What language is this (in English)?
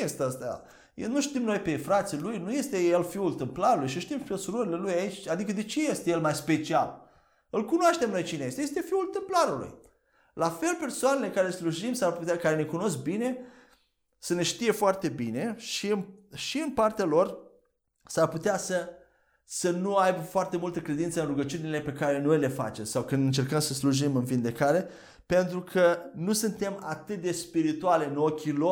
Romanian